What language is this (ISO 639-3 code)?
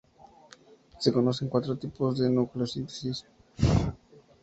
spa